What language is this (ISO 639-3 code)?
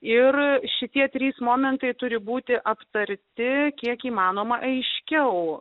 lit